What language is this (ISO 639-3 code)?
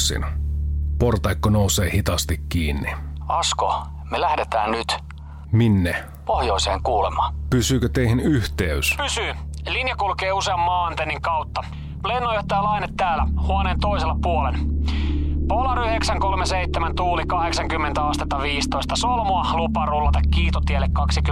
fin